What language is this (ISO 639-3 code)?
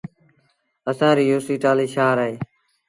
sbn